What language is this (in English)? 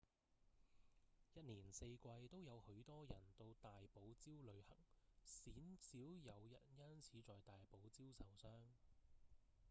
Cantonese